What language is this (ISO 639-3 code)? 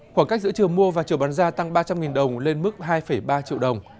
vie